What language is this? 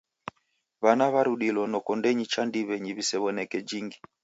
Taita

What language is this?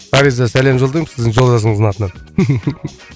Kazakh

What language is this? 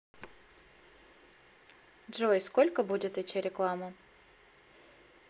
Russian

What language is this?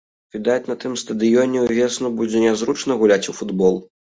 Belarusian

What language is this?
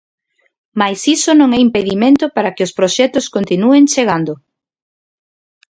Galician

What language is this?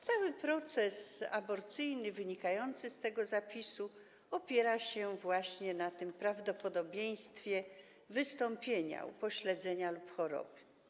Polish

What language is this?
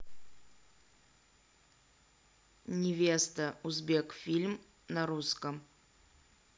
Russian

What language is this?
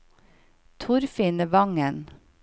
Norwegian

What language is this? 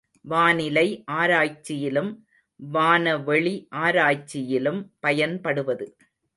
Tamil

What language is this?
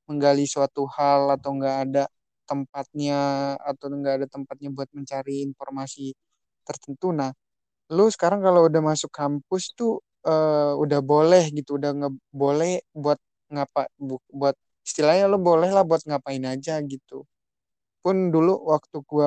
Indonesian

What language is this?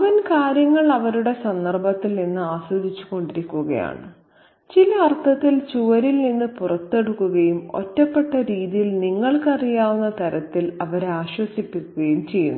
Malayalam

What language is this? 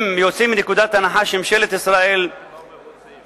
Hebrew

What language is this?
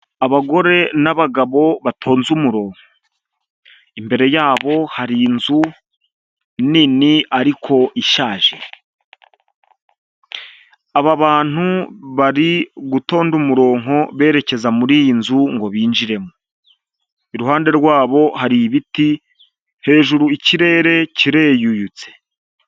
Kinyarwanda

